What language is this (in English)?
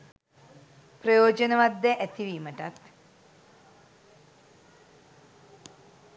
Sinhala